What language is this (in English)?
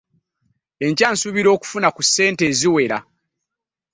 Ganda